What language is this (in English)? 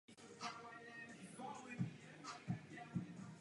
Czech